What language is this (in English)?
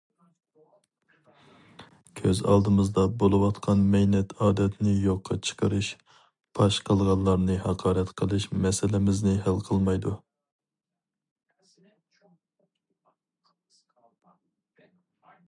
Uyghur